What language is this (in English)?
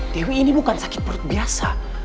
Indonesian